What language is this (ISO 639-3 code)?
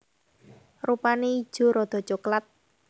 jav